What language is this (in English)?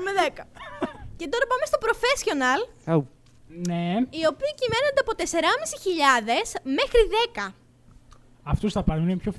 Greek